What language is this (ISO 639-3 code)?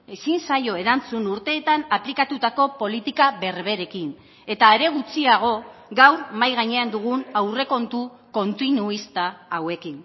eus